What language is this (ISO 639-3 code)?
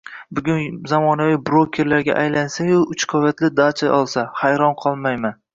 uzb